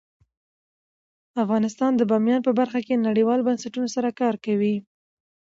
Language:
Pashto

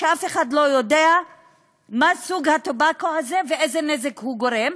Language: Hebrew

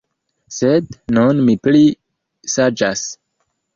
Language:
Esperanto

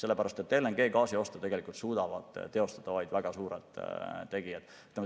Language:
Estonian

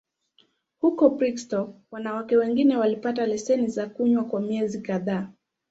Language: Swahili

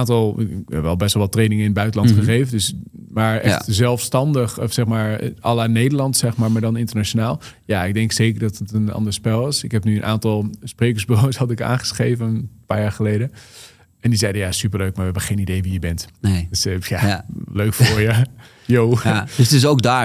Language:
Dutch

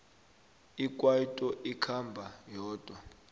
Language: South Ndebele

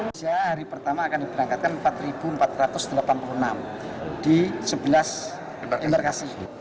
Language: Indonesian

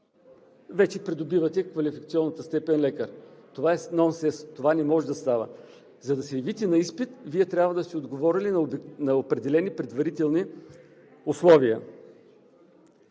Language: Bulgarian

